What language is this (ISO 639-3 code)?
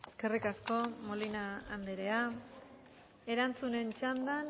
eus